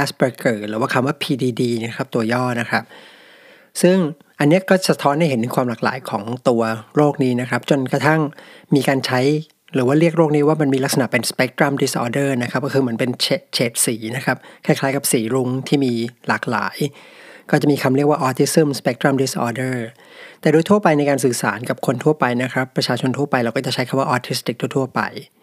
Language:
Thai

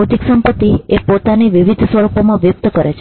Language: Gujarati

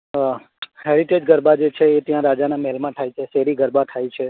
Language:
Gujarati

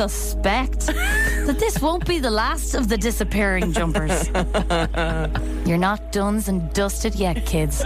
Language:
English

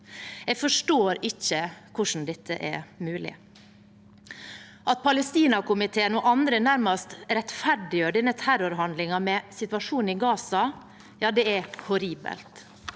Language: Norwegian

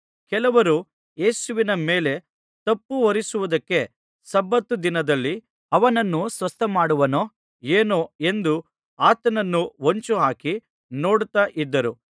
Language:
Kannada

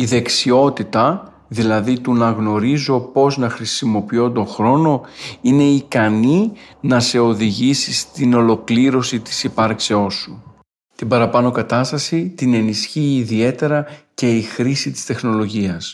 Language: Greek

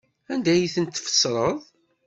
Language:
Kabyle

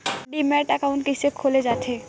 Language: Chhattisgarhi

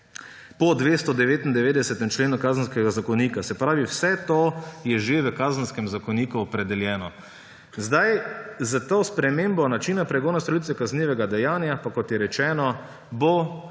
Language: Slovenian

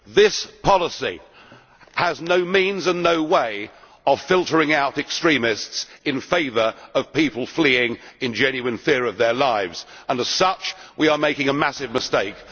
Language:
English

